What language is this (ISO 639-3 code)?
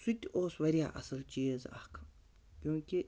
kas